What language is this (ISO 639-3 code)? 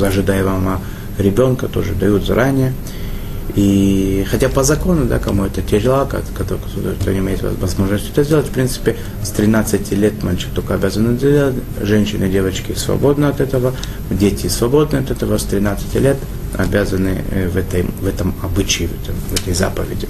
rus